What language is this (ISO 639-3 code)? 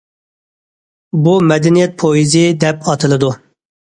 uig